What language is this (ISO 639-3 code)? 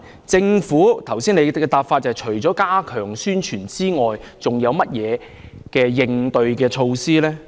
yue